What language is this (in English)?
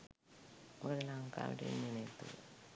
Sinhala